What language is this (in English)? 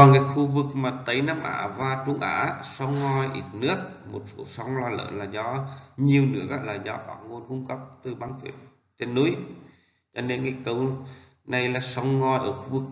Vietnamese